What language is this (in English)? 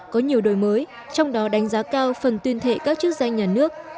Vietnamese